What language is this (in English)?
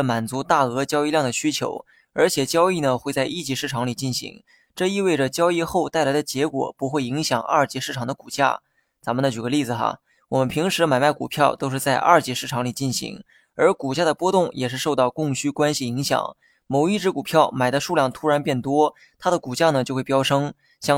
Chinese